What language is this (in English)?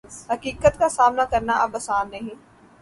Urdu